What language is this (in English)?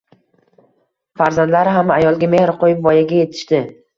Uzbek